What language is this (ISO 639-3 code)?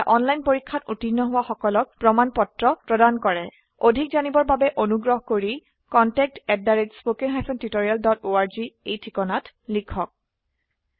asm